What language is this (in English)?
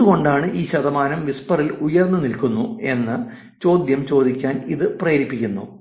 Malayalam